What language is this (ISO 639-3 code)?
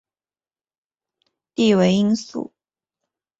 zho